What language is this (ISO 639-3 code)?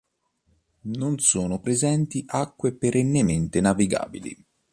ita